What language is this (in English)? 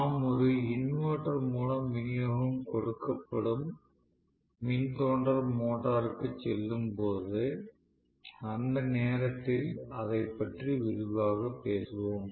Tamil